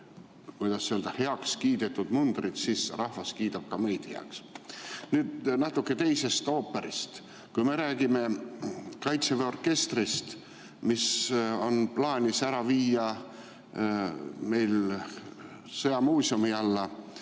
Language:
Estonian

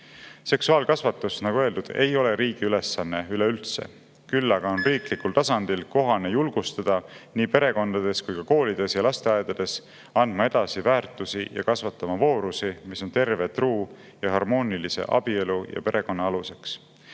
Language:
Estonian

